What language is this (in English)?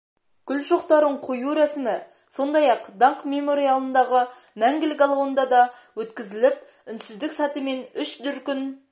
Kazakh